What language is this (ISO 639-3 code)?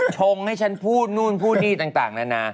tha